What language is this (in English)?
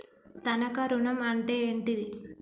Telugu